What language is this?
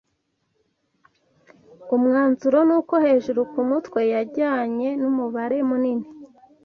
Kinyarwanda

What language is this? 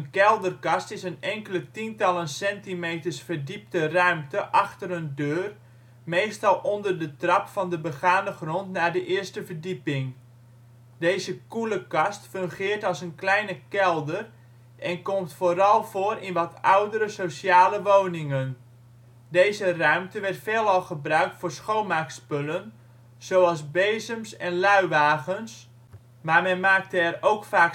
Dutch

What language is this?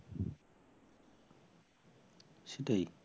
Bangla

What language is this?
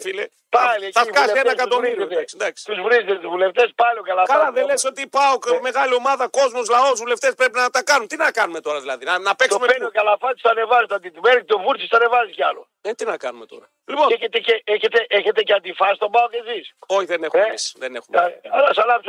Greek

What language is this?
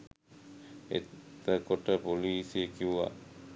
Sinhala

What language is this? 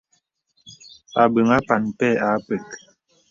Bebele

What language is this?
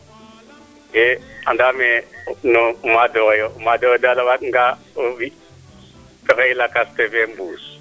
Serer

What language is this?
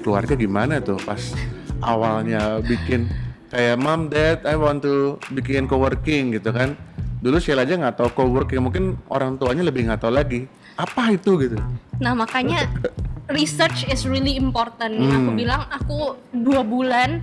Indonesian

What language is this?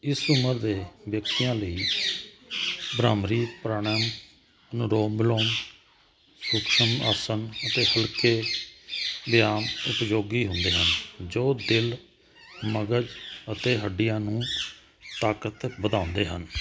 Punjabi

